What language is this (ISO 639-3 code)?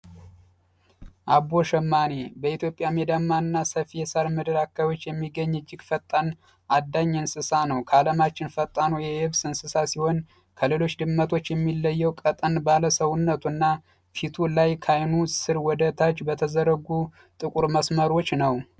amh